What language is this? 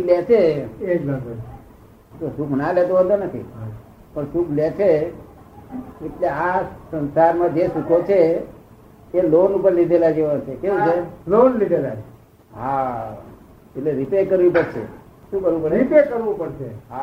Gujarati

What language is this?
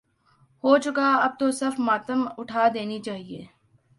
Urdu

